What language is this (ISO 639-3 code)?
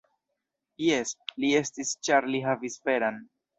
epo